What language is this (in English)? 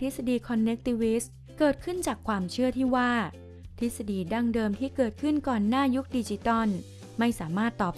Thai